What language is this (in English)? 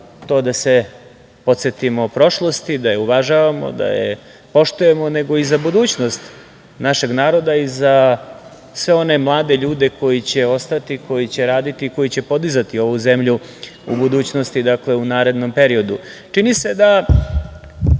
Serbian